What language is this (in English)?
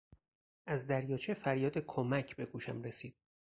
Persian